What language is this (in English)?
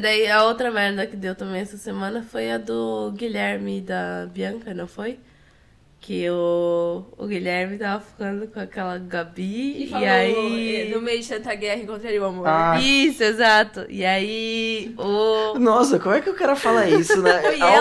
Portuguese